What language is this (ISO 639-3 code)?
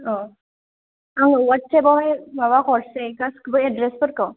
brx